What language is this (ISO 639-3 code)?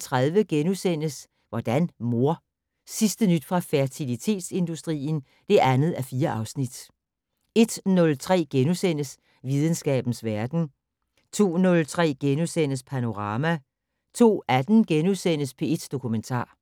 dan